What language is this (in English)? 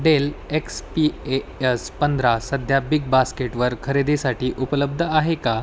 Marathi